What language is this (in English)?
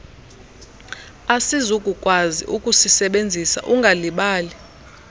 Xhosa